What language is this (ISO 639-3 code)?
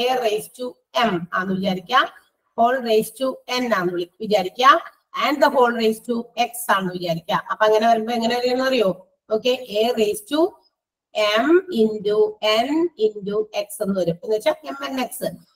mal